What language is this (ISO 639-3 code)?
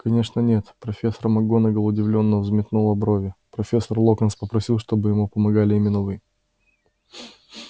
rus